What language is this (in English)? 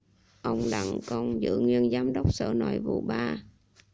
Vietnamese